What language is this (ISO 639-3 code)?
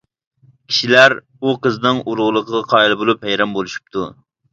uig